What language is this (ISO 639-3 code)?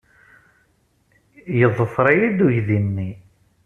kab